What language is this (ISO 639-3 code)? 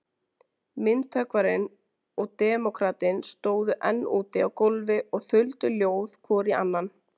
isl